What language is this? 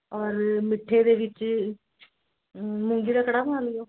Punjabi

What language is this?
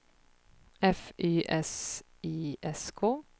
Swedish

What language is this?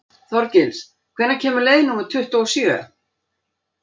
Icelandic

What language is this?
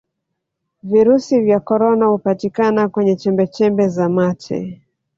Swahili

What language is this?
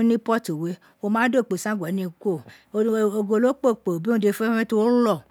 Isekiri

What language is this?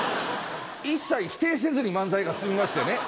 Japanese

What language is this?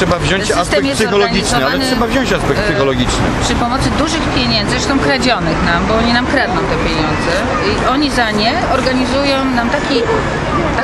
Polish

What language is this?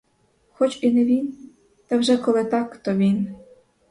Ukrainian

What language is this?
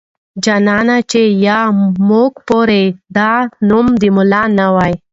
Pashto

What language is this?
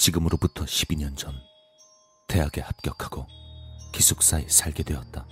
Korean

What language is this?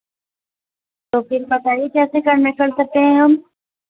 Urdu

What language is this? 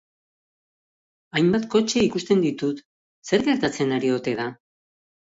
Basque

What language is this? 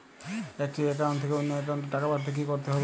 Bangla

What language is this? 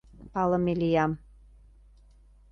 Mari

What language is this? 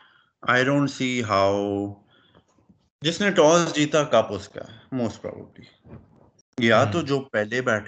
Urdu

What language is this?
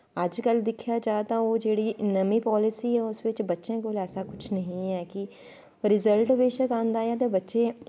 Dogri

